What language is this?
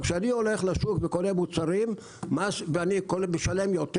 Hebrew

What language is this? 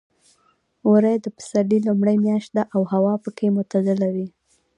Pashto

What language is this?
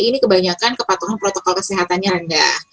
Indonesian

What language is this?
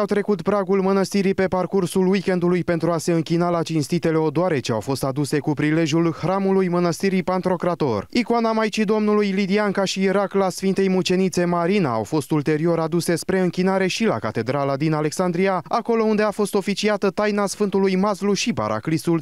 Romanian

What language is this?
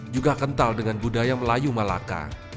Indonesian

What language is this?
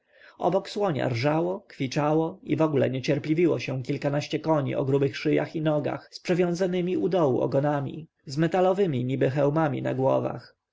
Polish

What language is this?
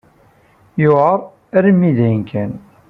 Kabyle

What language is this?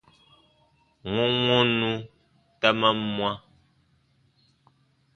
Baatonum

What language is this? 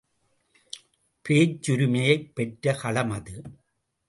Tamil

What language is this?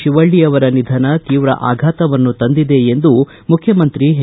Kannada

